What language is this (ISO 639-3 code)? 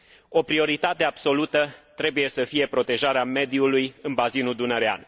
ron